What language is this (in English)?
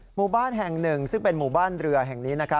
Thai